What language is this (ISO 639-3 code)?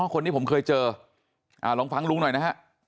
tha